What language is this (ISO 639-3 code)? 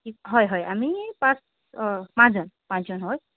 asm